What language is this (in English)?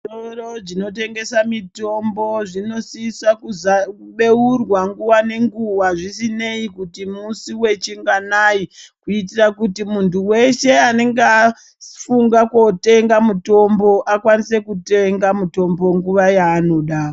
Ndau